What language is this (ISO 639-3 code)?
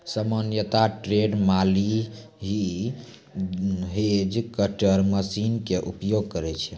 mai